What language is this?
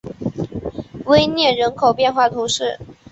Chinese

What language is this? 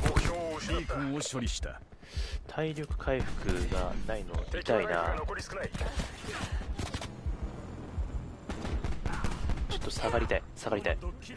Japanese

